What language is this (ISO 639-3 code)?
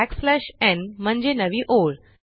mar